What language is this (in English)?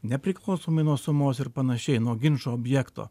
Lithuanian